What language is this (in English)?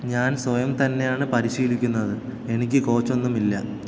Malayalam